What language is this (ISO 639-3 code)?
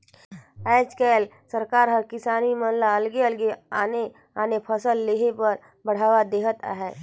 hne